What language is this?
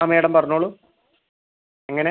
Malayalam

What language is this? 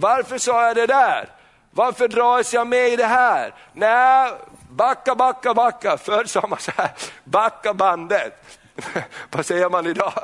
Swedish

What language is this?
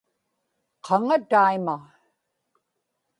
Inupiaq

